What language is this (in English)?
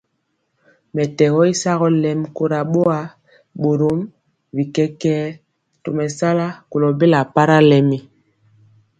Mpiemo